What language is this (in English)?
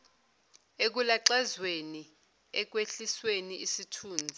Zulu